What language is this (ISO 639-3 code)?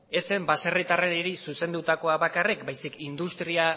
eus